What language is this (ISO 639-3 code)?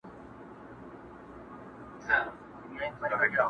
pus